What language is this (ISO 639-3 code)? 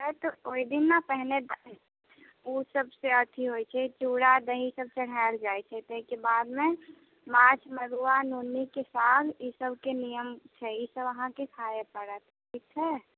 mai